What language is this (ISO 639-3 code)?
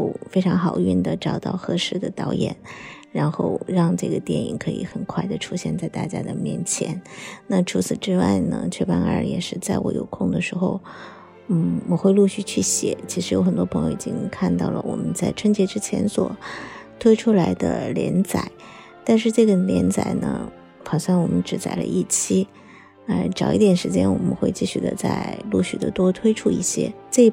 zho